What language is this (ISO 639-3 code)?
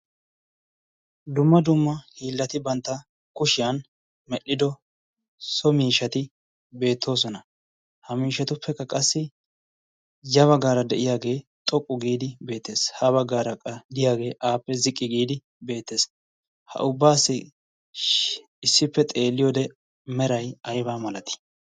wal